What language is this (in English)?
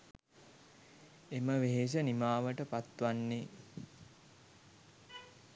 Sinhala